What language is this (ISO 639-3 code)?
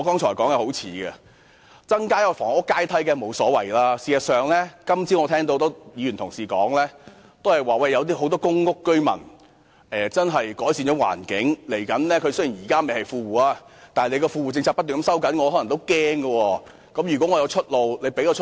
yue